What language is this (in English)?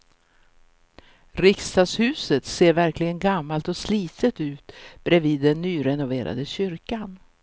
Swedish